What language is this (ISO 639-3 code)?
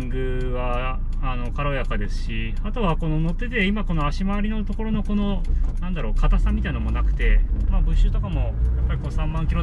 jpn